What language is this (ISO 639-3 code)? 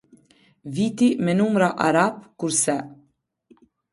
sqi